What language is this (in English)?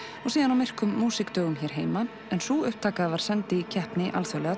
Icelandic